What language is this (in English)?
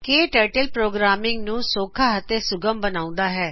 Punjabi